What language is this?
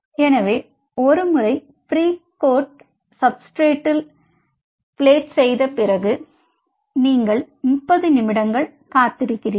Tamil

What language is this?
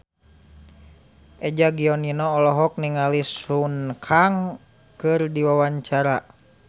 Sundanese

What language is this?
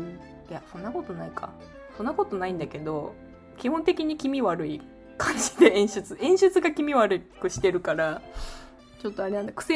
Japanese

